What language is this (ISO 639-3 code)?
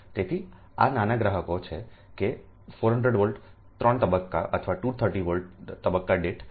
guj